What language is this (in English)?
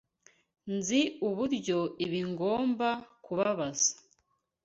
Kinyarwanda